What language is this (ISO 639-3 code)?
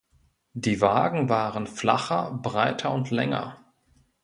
deu